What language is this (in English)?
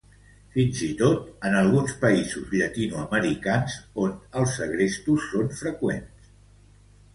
Catalan